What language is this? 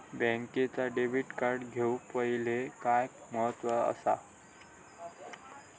Marathi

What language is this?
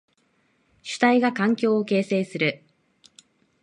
Japanese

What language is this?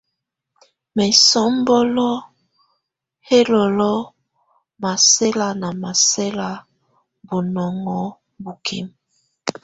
Tunen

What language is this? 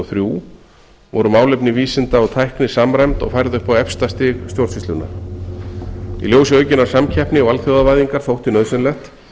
Icelandic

